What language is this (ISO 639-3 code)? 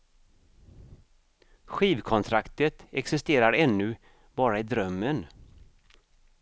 swe